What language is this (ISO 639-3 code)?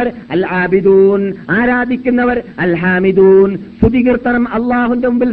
mal